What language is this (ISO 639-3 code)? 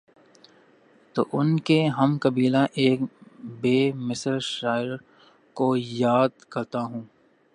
urd